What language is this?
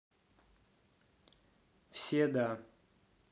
Russian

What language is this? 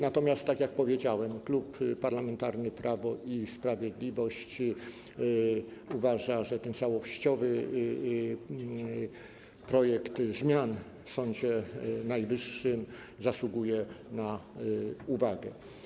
Polish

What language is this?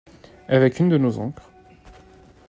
French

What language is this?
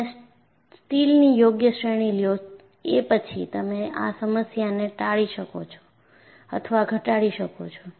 Gujarati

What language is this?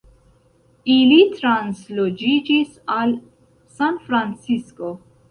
Esperanto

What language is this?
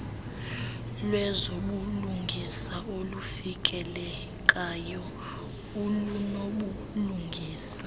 Xhosa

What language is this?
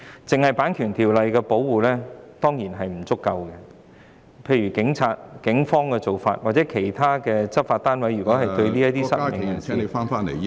Cantonese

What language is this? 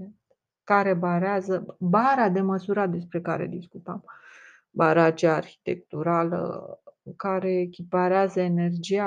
Romanian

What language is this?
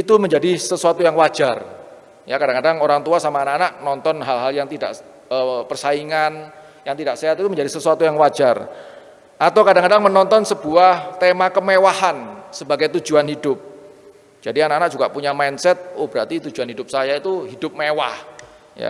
Indonesian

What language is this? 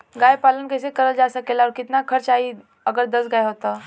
Bhojpuri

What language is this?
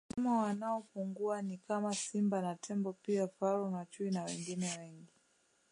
Swahili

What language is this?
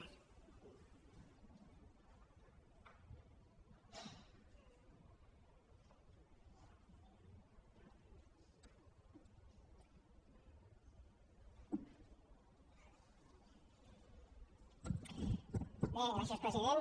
Catalan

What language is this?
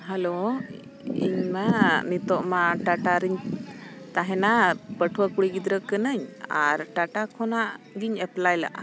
Santali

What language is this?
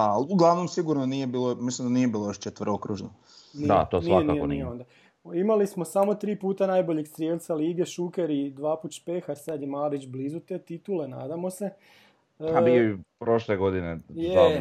Croatian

